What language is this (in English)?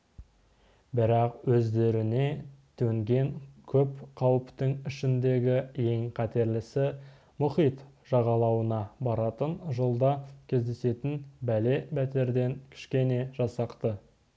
Kazakh